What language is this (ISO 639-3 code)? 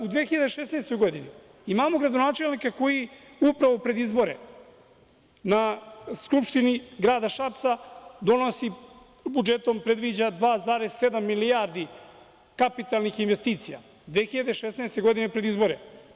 srp